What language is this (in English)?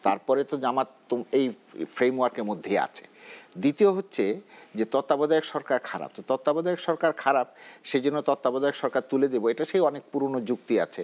Bangla